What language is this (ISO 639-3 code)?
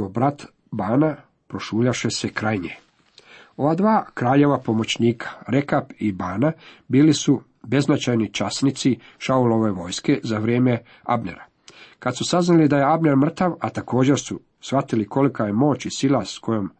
hrv